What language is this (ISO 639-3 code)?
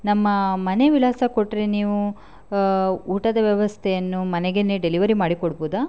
kan